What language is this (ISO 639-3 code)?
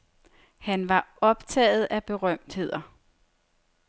dan